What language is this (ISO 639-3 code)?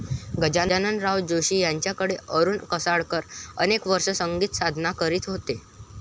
mar